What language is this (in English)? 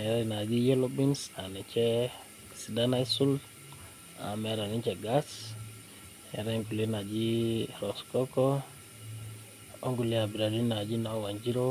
Masai